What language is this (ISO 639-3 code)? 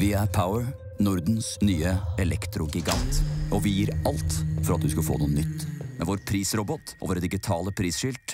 nor